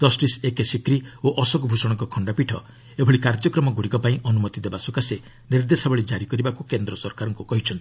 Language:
Odia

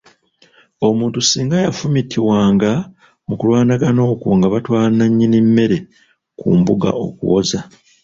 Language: Ganda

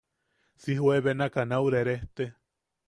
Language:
Yaqui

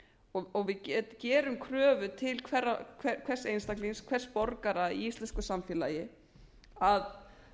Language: Icelandic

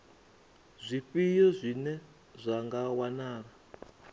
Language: Venda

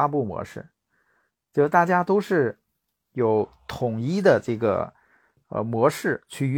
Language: Chinese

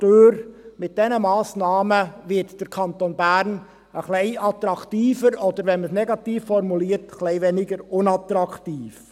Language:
Swiss German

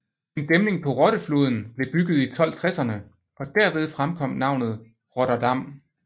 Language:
Danish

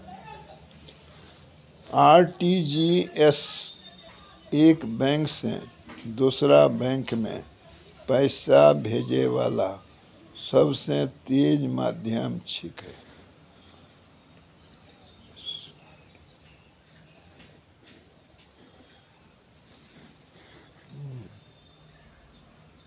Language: Maithili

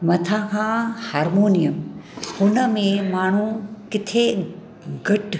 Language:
Sindhi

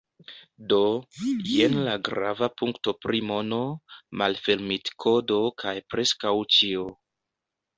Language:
Esperanto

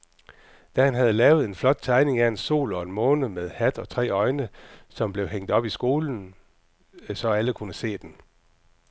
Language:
Danish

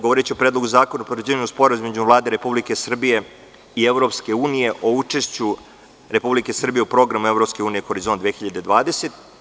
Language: Serbian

